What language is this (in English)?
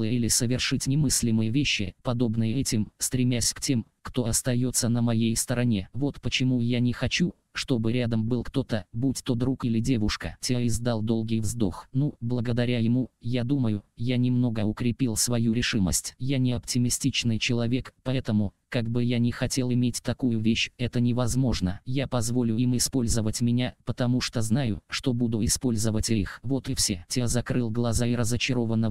Russian